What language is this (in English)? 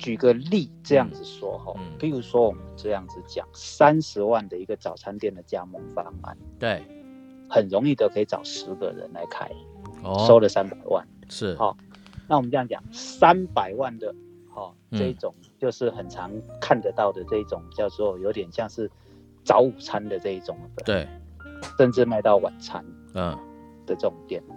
Chinese